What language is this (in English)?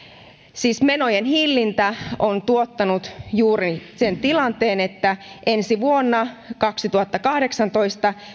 Finnish